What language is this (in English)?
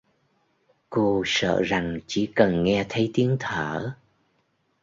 Vietnamese